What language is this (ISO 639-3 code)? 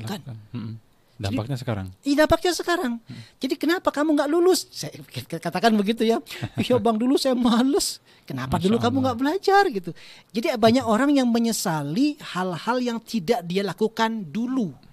ind